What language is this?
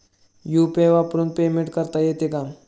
Marathi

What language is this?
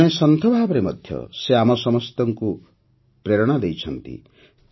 Odia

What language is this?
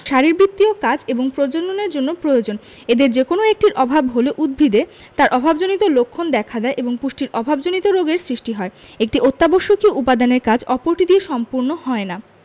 Bangla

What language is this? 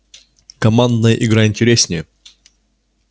Russian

